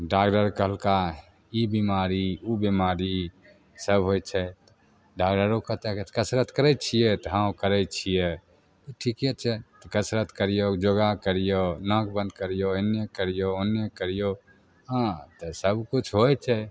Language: Maithili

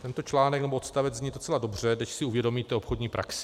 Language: Czech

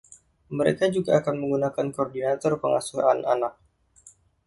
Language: Indonesian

